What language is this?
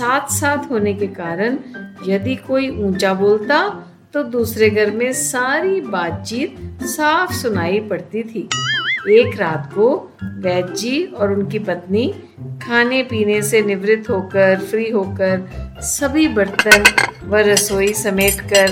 Hindi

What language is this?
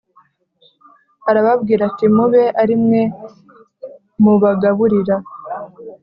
Kinyarwanda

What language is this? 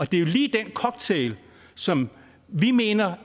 Danish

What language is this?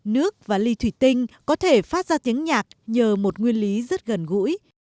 Vietnamese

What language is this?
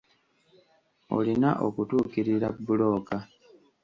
Ganda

